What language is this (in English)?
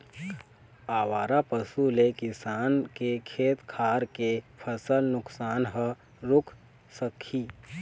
Chhattisgarhi